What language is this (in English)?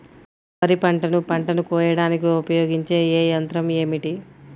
Telugu